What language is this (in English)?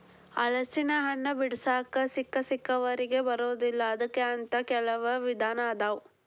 Kannada